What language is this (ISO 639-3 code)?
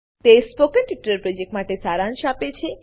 guj